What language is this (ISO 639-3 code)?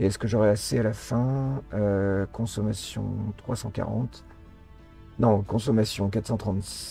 fra